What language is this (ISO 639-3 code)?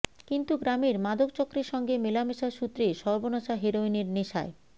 ben